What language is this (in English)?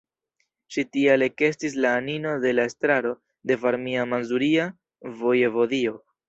Esperanto